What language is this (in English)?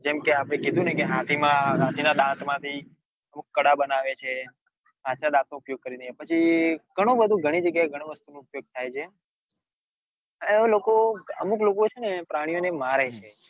Gujarati